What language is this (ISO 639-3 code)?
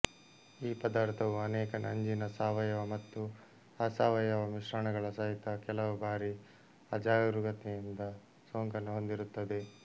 kan